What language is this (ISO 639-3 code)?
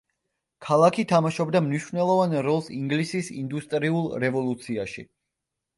kat